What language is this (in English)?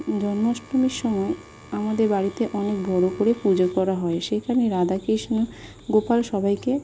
Bangla